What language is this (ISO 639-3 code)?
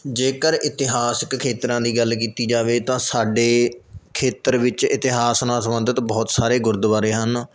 pan